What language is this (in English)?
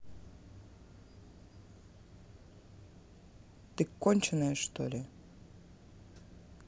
Russian